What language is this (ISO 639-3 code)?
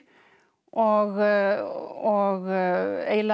isl